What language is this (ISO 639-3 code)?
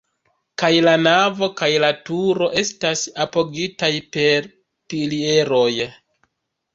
epo